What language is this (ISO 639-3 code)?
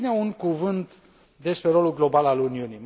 ron